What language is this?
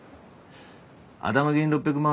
Japanese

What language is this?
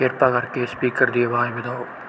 Punjabi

